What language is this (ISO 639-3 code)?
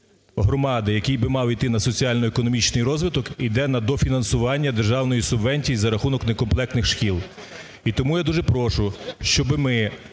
ukr